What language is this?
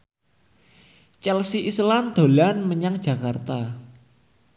Javanese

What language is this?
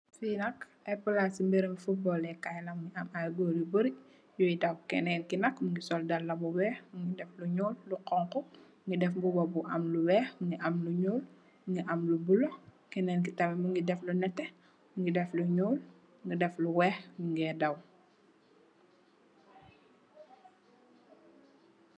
Wolof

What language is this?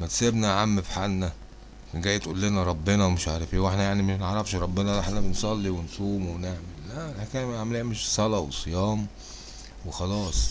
Arabic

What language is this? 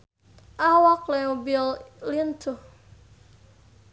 Sundanese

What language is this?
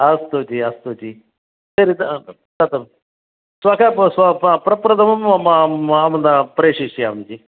Sanskrit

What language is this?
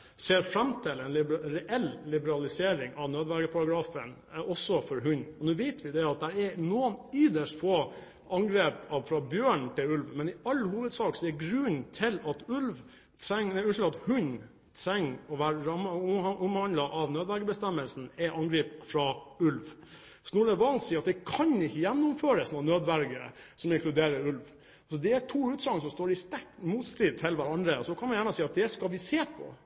Norwegian Bokmål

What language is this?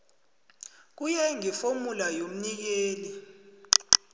South Ndebele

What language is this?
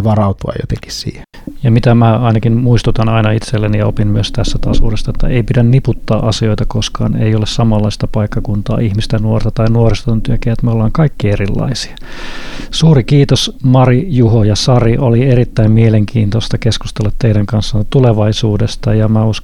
Finnish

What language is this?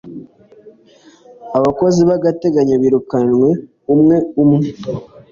Kinyarwanda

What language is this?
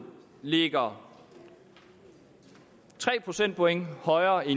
Danish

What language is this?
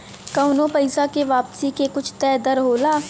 Bhojpuri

